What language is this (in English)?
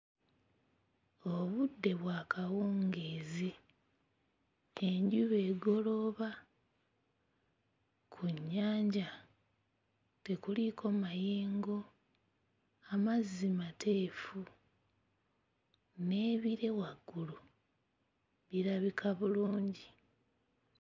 Ganda